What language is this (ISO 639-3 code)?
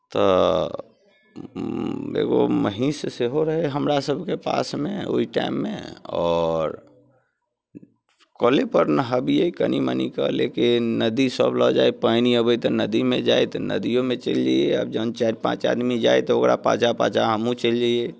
mai